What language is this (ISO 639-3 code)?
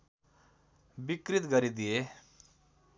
nep